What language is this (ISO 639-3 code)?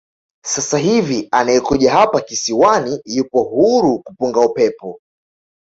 swa